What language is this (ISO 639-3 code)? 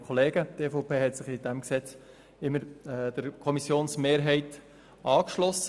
gsw